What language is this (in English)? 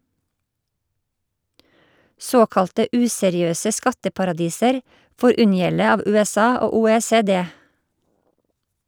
Norwegian